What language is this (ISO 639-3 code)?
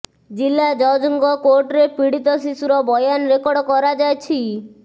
ori